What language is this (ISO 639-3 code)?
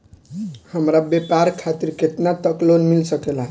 bho